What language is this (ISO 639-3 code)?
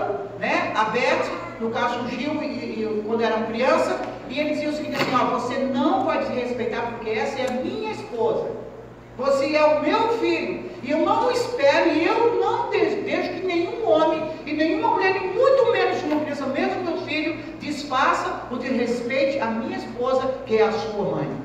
por